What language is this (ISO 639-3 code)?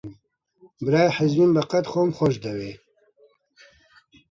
ckb